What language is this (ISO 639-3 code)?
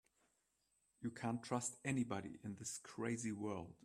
eng